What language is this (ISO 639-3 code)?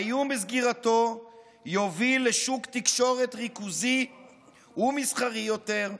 heb